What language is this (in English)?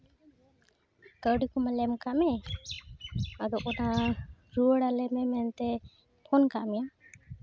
Santali